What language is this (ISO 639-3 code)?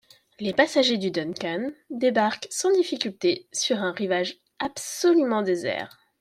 fra